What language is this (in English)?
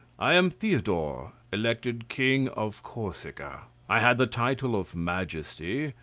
English